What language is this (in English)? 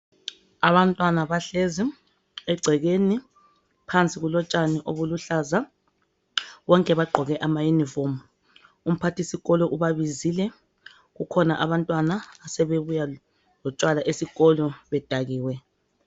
North Ndebele